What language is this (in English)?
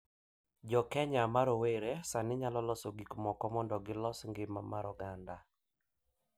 Luo (Kenya and Tanzania)